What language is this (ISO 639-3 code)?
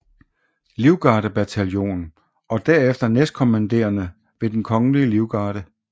dan